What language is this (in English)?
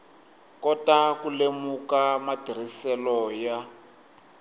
Tsonga